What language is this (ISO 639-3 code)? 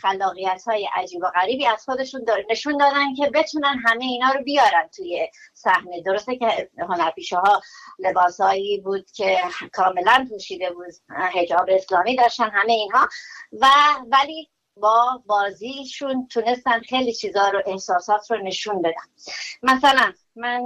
fas